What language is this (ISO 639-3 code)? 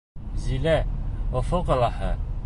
bak